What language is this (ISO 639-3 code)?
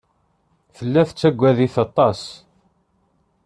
kab